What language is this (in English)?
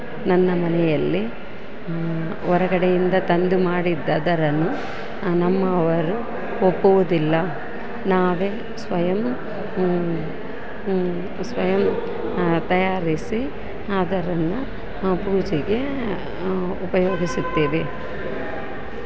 Kannada